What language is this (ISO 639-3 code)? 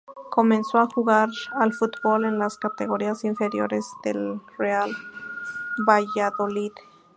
spa